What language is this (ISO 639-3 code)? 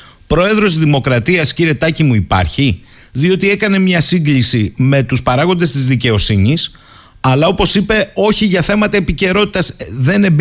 ell